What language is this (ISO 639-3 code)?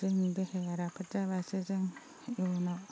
brx